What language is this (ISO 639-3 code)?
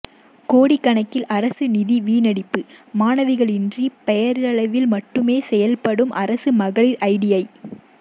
tam